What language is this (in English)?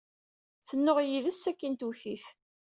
Kabyle